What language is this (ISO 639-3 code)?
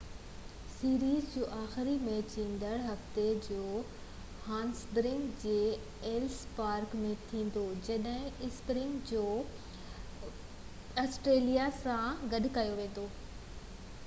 snd